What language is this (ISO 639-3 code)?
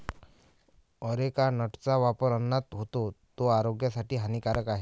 mar